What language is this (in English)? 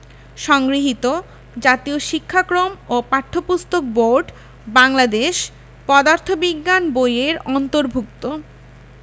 Bangla